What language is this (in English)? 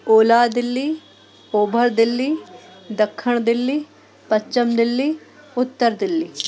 Sindhi